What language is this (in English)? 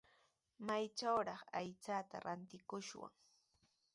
Sihuas Ancash Quechua